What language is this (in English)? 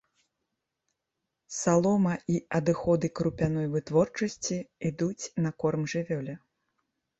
Belarusian